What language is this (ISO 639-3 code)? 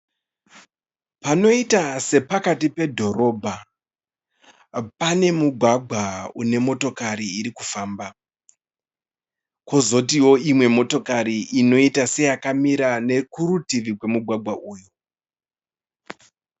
sna